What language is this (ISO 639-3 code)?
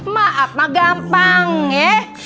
ind